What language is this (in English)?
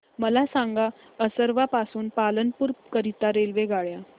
Marathi